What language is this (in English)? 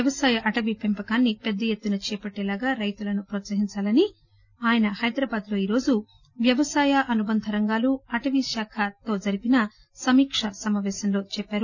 Telugu